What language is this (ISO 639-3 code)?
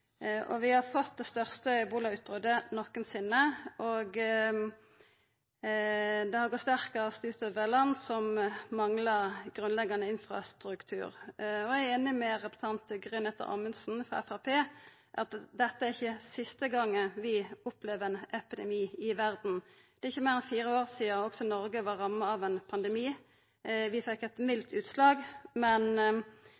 nno